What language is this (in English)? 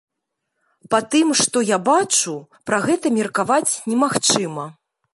Belarusian